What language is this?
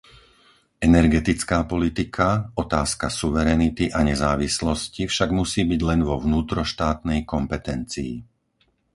Slovak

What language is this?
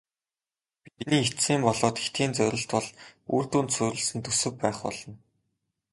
Mongolian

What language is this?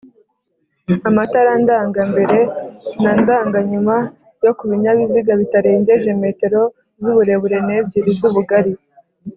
Kinyarwanda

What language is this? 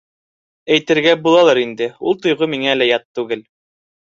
Bashkir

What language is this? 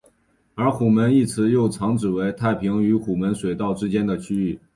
Chinese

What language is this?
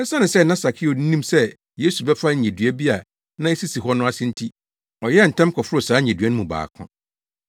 Akan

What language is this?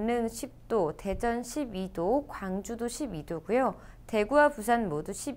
Korean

